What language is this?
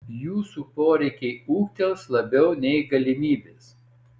Lithuanian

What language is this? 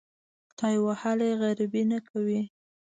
Pashto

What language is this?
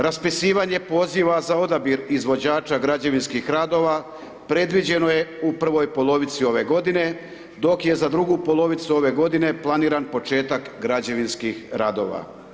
Croatian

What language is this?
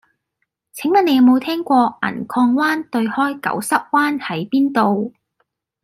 Cantonese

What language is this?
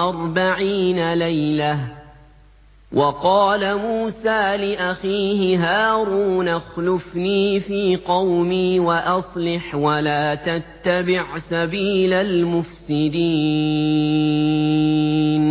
Arabic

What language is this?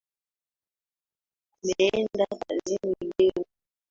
Swahili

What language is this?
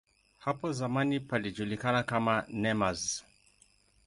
Swahili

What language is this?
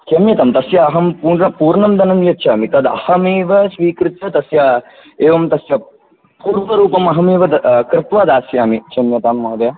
Sanskrit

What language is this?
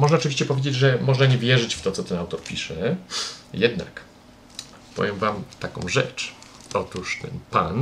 Polish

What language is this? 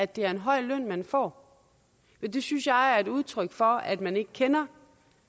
Danish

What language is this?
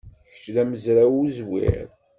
Kabyle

